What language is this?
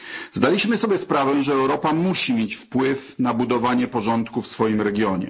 Polish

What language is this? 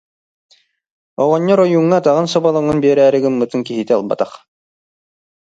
Yakut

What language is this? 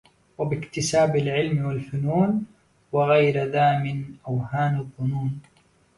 Arabic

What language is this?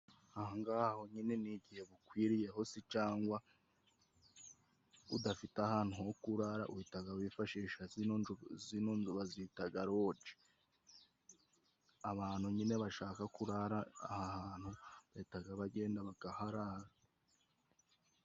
Kinyarwanda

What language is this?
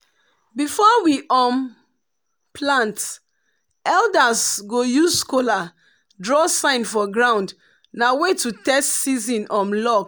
Nigerian Pidgin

